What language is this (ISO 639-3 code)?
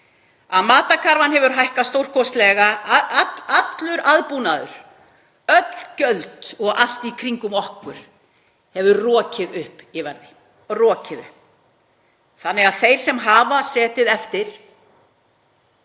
isl